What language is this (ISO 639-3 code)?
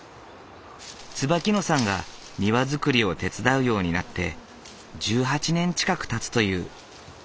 jpn